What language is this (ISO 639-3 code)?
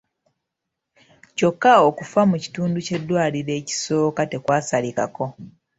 lug